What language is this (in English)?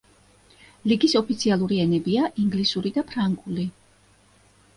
Georgian